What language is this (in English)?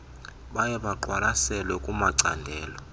Xhosa